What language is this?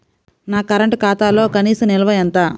Telugu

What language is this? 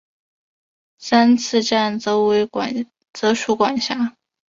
Chinese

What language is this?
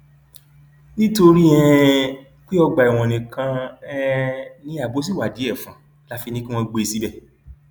Yoruba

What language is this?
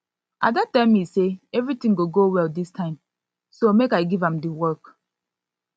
Nigerian Pidgin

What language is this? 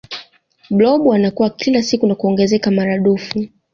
Swahili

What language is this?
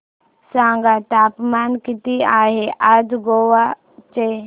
Marathi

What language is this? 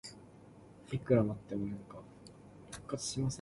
Cantonese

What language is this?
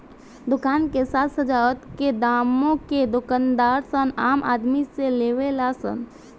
Bhojpuri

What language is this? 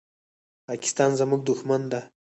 Pashto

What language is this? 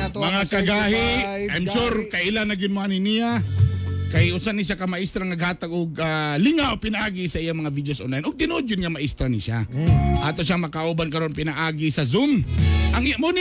Filipino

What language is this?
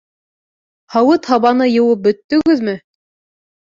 Bashkir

